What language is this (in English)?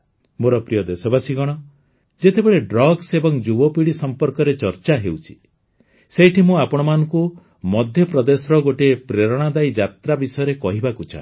Odia